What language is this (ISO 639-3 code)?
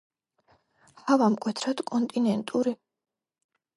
kat